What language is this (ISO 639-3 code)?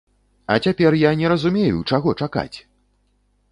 bel